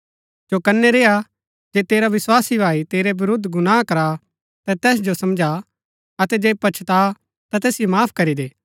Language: Gaddi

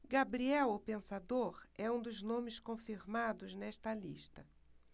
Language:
Portuguese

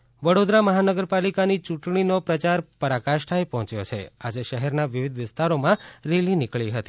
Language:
Gujarati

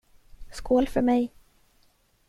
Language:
Swedish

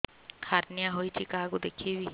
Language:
Odia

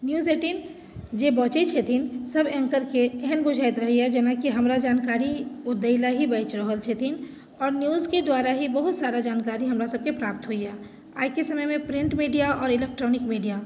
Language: Maithili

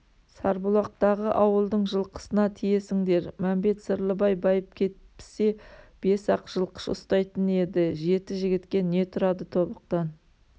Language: Kazakh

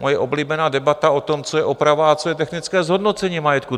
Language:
Czech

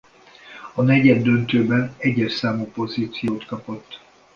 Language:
Hungarian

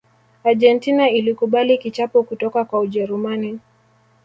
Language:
Swahili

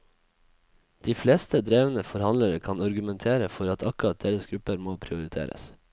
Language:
Norwegian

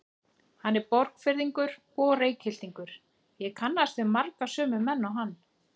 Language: Icelandic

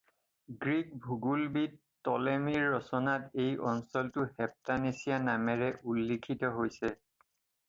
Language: Assamese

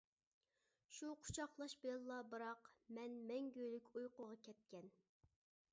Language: Uyghur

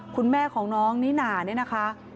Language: Thai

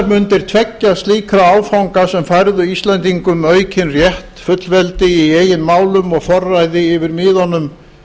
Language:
Icelandic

